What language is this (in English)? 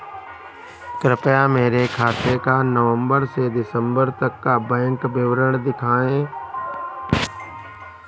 Hindi